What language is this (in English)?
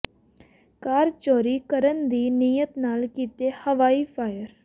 Punjabi